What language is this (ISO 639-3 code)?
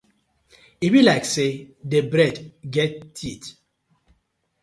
pcm